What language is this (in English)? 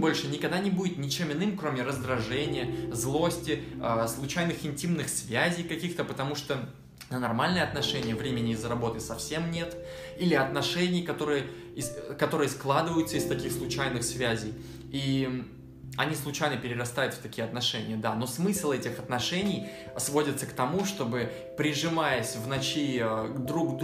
Russian